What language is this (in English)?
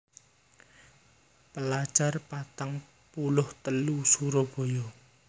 Javanese